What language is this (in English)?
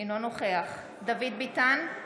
Hebrew